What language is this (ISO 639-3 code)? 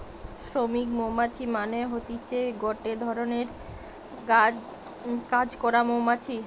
ben